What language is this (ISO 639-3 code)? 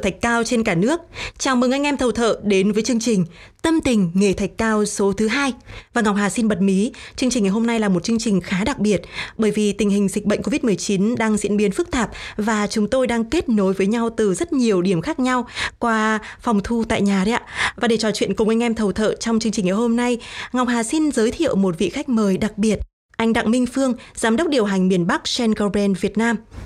vie